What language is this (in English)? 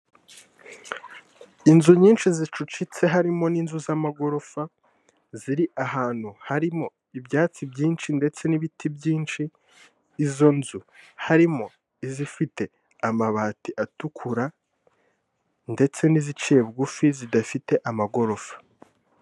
Kinyarwanda